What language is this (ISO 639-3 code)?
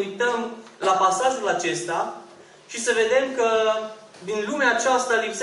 ron